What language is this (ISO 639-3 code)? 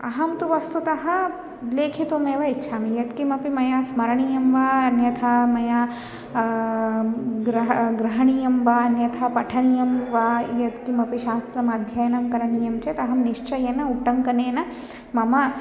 san